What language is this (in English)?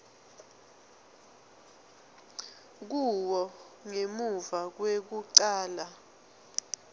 Swati